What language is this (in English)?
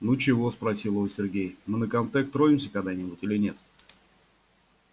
Russian